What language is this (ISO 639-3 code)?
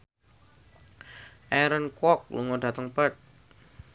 jav